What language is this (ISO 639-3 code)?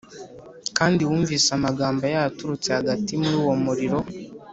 kin